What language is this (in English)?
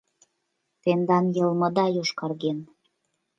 Mari